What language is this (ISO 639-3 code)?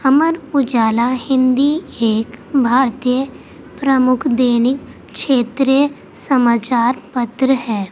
urd